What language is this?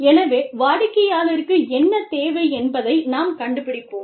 Tamil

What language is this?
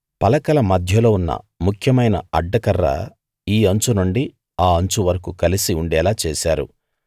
Telugu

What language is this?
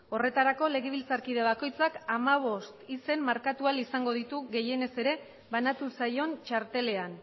Basque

